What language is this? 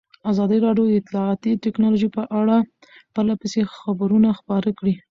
Pashto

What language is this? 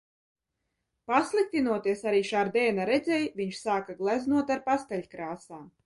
Latvian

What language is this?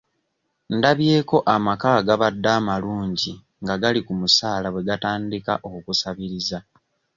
Ganda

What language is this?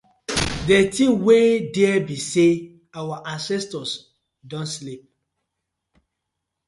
Nigerian Pidgin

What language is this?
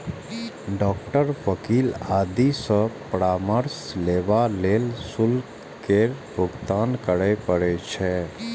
Maithili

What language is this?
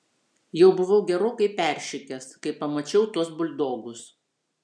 Lithuanian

